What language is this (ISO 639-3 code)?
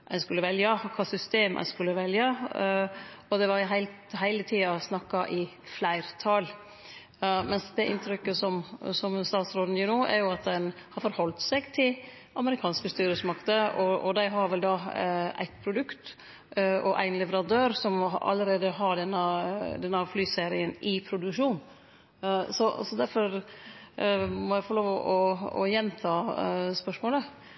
nno